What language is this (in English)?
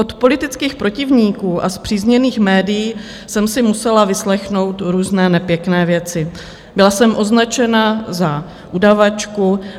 Czech